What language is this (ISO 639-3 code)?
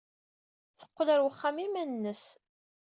kab